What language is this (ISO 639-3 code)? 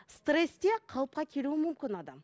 kaz